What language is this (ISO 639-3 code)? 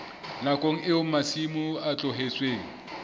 sot